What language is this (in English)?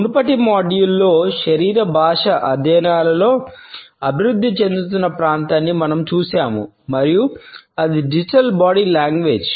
Telugu